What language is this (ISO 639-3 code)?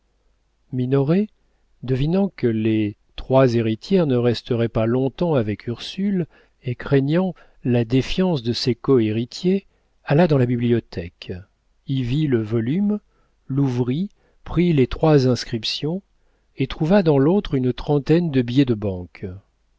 fra